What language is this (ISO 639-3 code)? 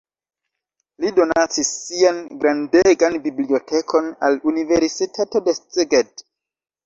epo